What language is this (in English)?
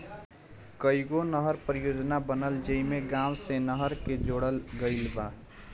Bhojpuri